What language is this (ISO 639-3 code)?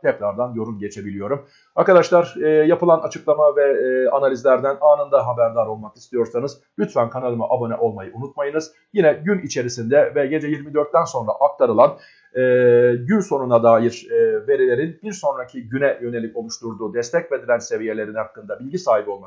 tur